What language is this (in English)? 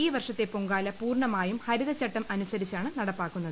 Malayalam